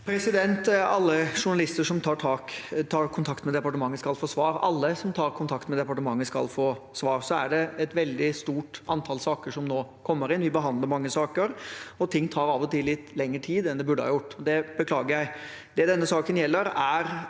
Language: Norwegian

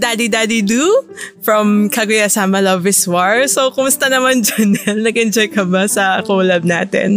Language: Filipino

